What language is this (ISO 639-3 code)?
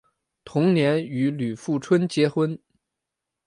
zho